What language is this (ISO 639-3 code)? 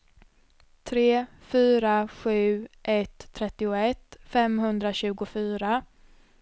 swe